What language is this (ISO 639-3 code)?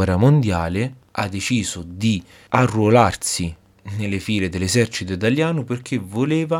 ita